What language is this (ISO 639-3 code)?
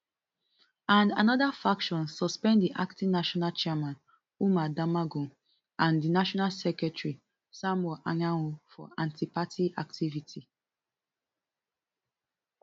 pcm